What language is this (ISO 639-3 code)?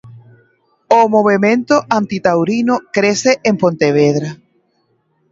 glg